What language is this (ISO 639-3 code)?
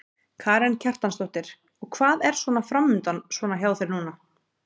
isl